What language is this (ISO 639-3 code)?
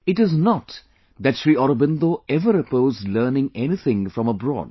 eng